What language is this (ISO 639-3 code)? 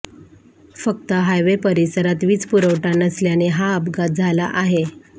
mar